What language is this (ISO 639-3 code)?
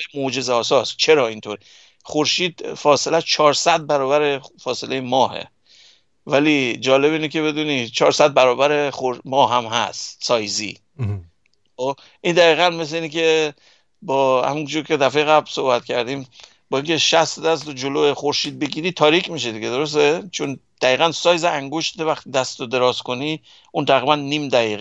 fas